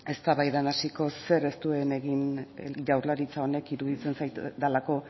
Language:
Basque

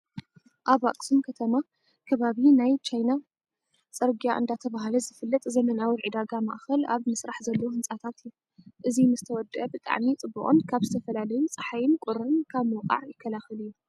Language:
Tigrinya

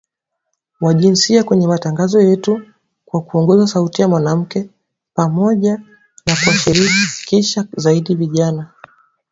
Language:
Swahili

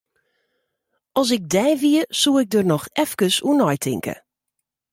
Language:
Western Frisian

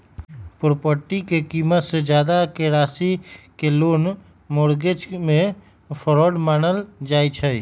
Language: Magahi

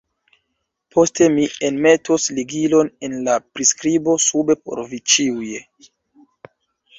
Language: Esperanto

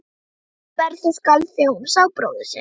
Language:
Icelandic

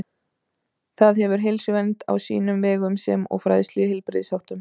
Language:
Icelandic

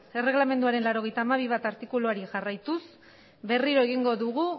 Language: Basque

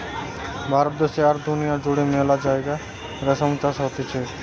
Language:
Bangla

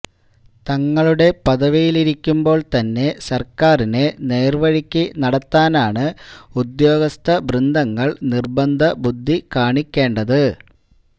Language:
Malayalam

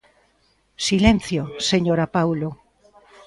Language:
Galician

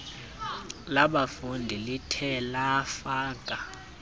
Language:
Xhosa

